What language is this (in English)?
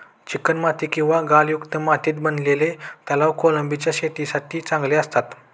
Marathi